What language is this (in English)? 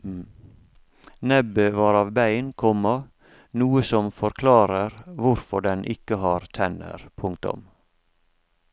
Norwegian